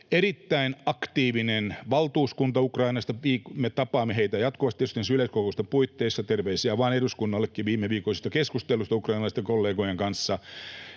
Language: Finnish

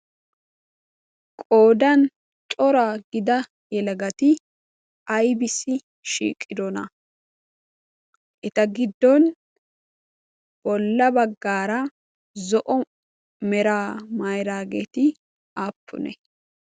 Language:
Wolaytta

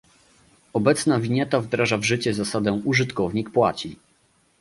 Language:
Polish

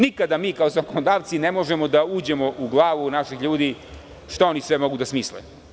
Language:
Serbian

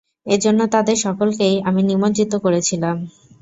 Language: Bangla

